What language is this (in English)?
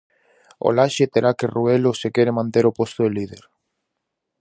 Galician